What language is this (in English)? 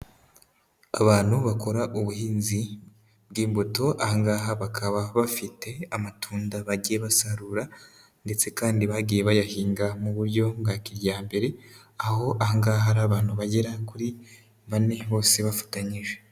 Kinyarwanda